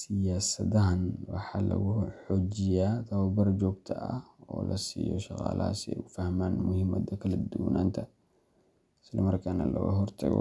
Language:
Somali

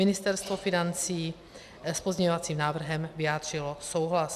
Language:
Czech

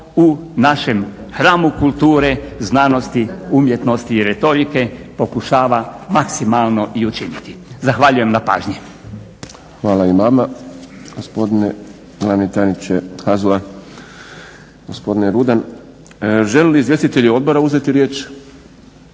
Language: Croatian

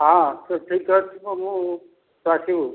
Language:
Odia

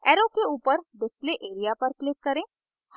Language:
Hindi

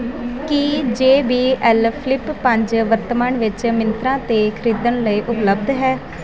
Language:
Punjabi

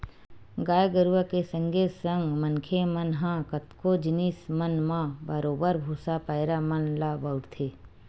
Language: Chhattisgarhi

